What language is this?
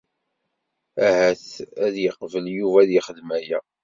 Kabyle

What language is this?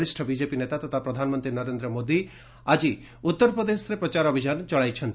Odia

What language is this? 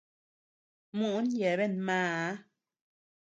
Tepeuxila Cuicatec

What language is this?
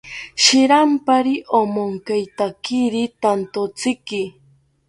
South Ucayali Ashéninka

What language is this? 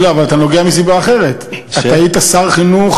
Hebrew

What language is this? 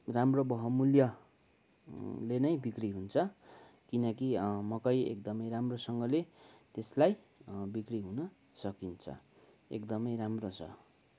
Nepali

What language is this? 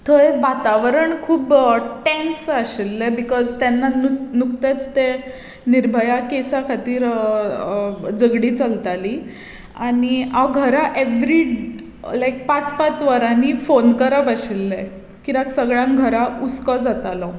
Konkani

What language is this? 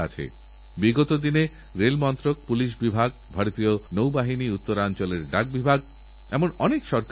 Bangla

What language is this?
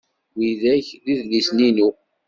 Kabyle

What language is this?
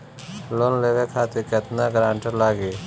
Bhojpuri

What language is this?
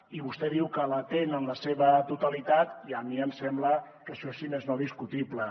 Catalan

